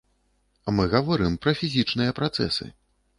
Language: Belarusian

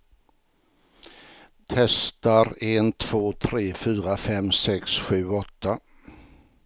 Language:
Swedish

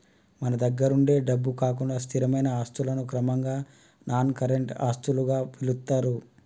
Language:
Telugu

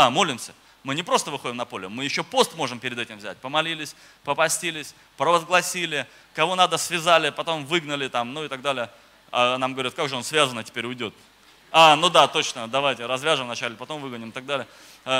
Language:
Russian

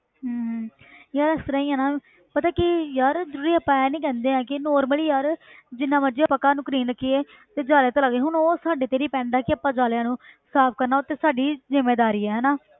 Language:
Punjabi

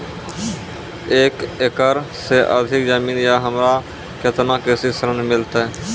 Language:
Maithili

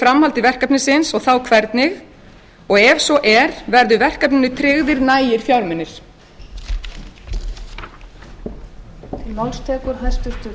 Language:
Icelandic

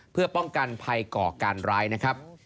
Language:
Thai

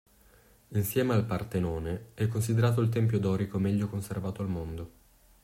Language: Italian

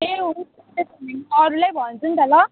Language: Nepali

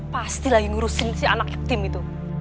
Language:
Indonesian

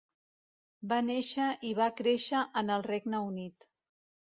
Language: Catalan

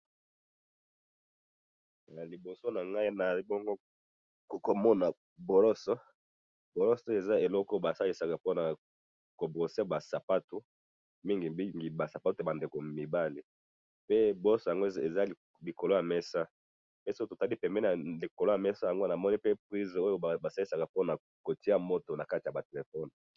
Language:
Lingala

